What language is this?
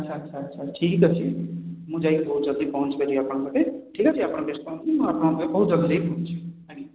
Odia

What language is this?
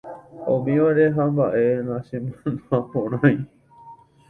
Guarani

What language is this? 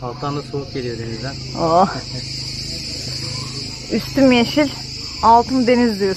Turkish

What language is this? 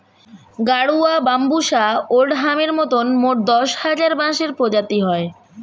Bangla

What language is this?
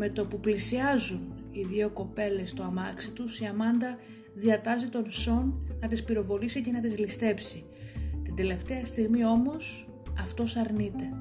Greek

